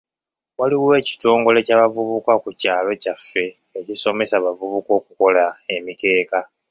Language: Ganda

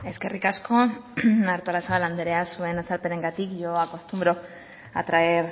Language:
Basque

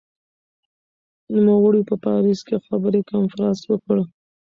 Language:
Pashto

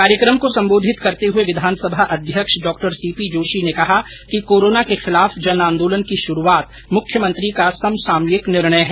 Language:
Hindi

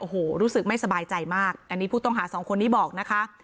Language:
Thai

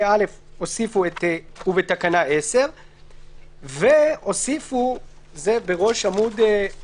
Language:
Hebrew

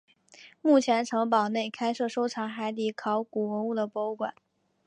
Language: Chinese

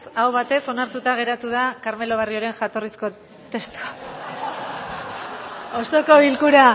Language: Basque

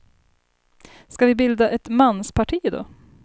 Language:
Swedish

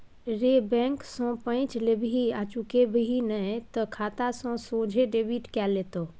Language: Maithili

